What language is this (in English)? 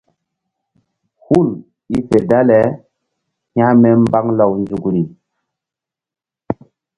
Mbum